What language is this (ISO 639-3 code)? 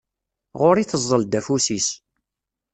kab